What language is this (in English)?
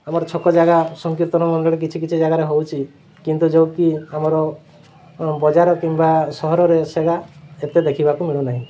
Odia